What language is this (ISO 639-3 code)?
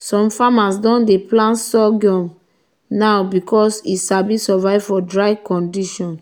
pcm